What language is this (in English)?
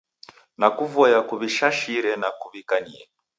Taita